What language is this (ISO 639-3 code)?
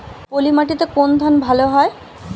ben